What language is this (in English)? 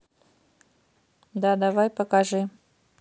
Russian